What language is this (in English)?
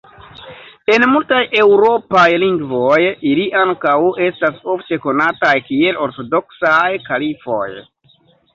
Esperanto